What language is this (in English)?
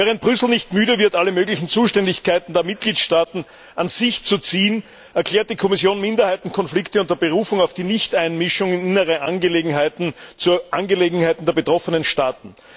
German